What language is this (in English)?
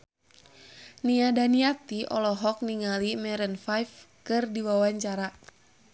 Sundanese